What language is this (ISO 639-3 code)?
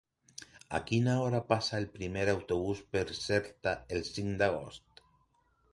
cat